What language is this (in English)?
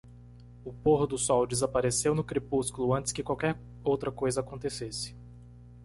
Portuguese